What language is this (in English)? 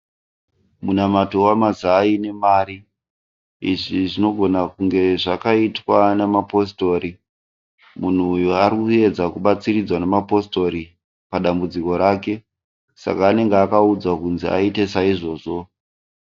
Shona